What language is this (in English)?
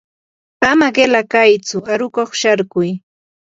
Yanahuanca Pasco Quechua